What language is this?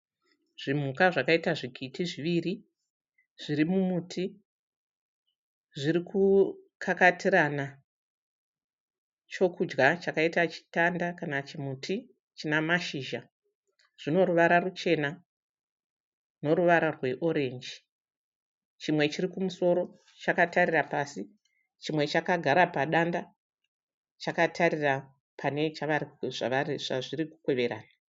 Shona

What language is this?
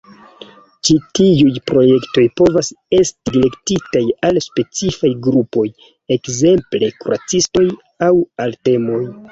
Esperanto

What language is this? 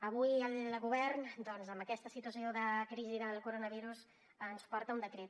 Catalan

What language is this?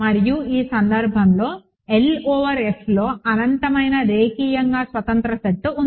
Telugu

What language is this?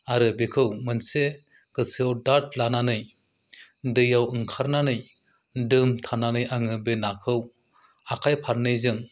Bodo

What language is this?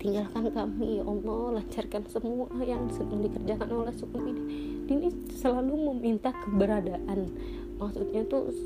Indonesian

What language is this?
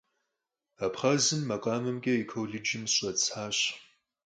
Kabardian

